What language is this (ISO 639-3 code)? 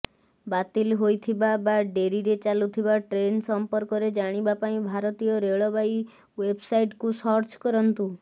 ori